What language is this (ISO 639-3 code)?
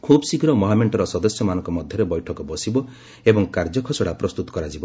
ori